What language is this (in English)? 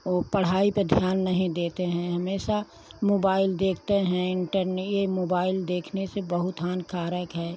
Hindi